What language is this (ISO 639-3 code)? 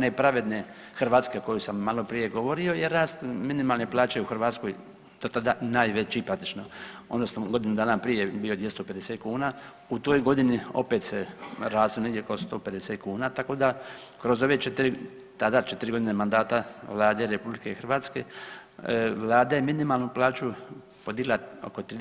hrv